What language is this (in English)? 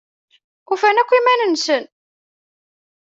Kabyle